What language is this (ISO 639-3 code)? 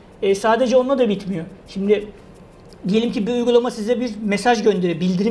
tur